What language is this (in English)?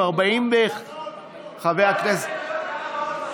Hebrew